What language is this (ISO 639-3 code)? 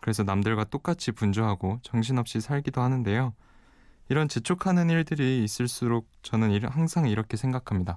kor